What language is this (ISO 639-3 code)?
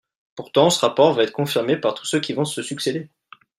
fra